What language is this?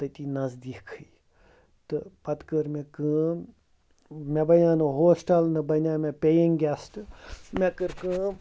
Kashmiri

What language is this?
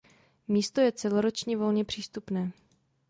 Czech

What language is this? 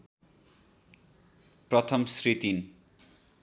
Nepali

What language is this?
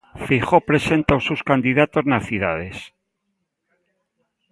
Galician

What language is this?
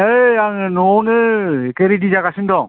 Bodo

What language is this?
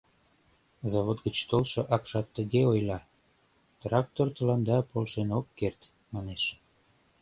Mari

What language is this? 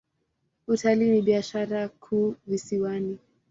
Swahili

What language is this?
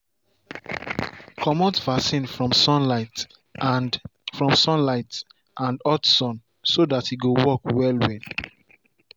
Nigerian Pidgin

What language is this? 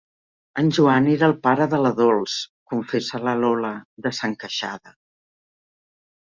Catalan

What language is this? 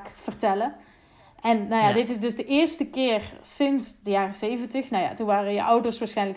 Dutch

